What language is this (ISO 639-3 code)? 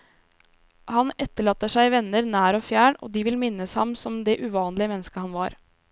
nor